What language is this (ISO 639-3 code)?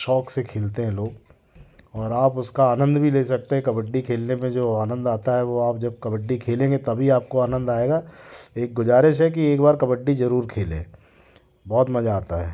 hin